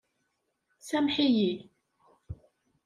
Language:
Kabyle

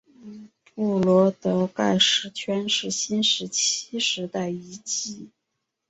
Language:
Chinese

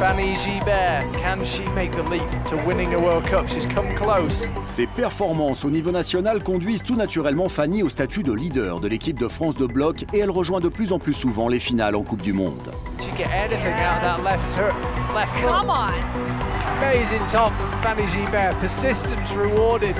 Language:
French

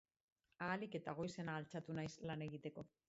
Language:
Basque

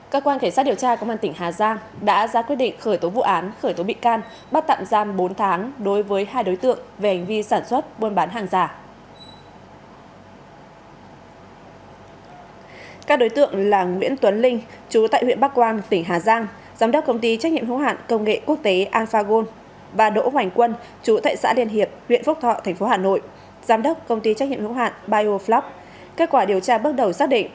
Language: Vietnamese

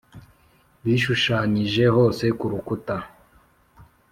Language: Kinyarwanda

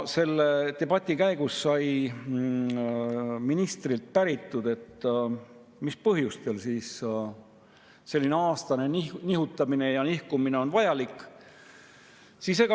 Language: Estonian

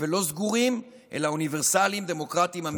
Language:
Hebrew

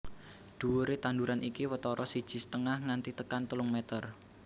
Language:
Javanese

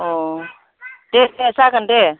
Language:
Bodo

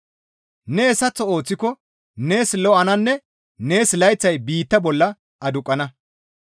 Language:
Gamo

